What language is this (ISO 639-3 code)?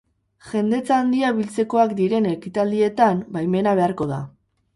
eus